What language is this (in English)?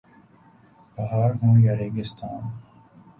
Urdu